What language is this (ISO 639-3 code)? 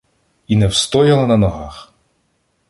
ukr